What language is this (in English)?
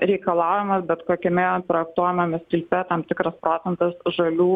Lithuanian